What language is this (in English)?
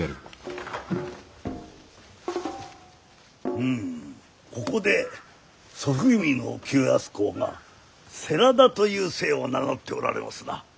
Japanese